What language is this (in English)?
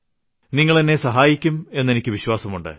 Malayalam